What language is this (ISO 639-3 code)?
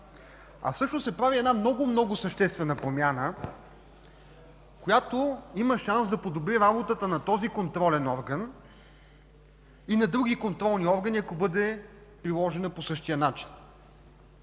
bul